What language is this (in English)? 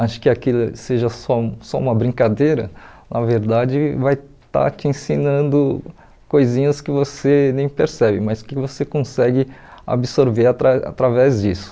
Portuguese